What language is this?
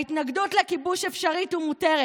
Hebrew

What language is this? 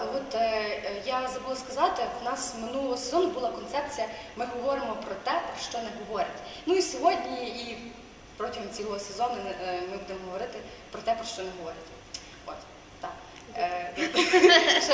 Ukrainian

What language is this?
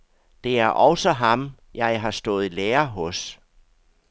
Danish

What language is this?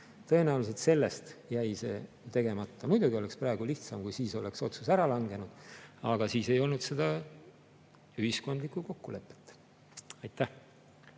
Estonian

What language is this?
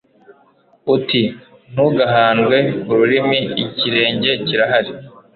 Kinyarwanda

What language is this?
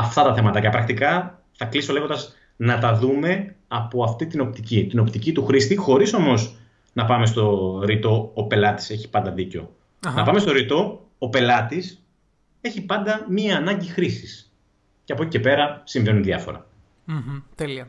Greek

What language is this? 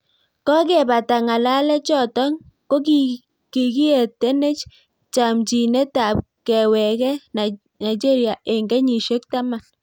Kalenjin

